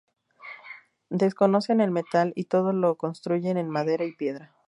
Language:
Spanish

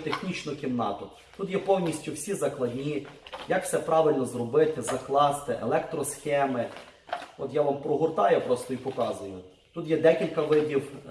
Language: Russian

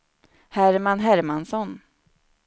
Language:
Swedish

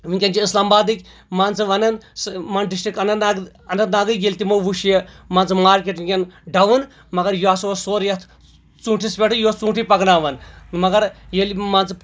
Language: Kashmiri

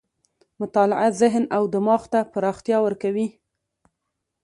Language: Pashto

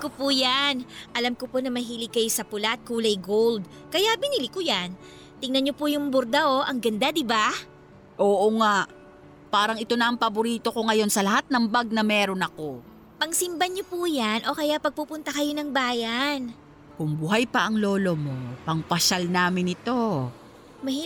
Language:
Filipino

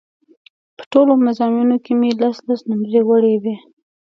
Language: Pashto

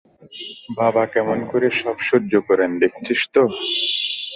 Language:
Bangla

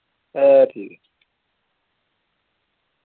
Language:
Dogri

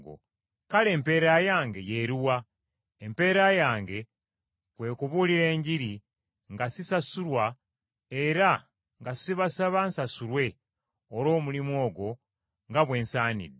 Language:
Ganda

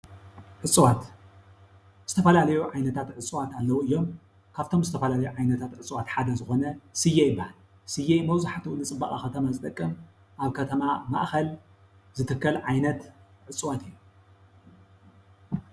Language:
Tigrinya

